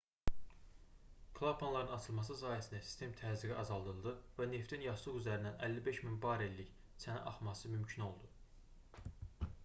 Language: Azerbaijani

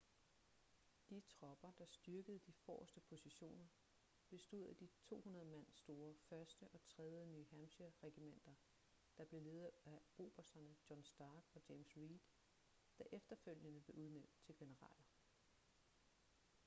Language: Danish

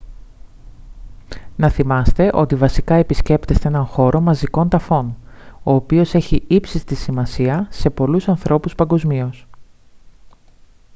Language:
Greek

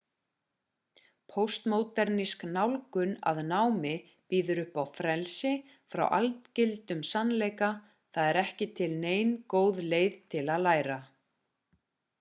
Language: Icelandic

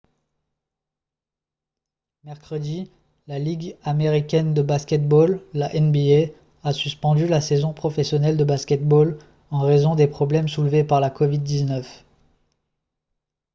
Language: French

